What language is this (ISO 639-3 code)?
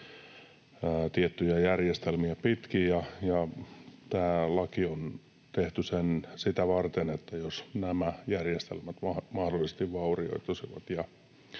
fin